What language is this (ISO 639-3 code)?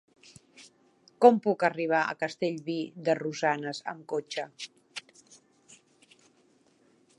cat